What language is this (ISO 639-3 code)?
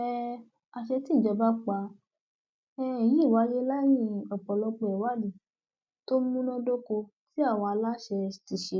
yor